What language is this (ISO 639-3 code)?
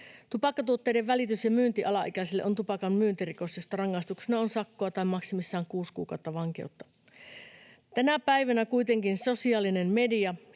fin